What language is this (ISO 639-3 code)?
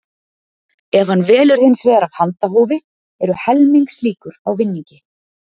isl